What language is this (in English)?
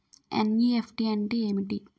Telugu